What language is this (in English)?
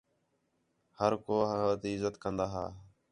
Khetrani